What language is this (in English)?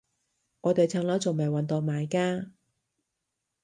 Cantonese